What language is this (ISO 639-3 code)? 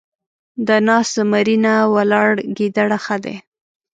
pus